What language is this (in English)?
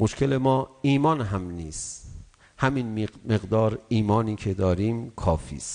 Persian